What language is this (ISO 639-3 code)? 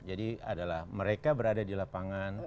ind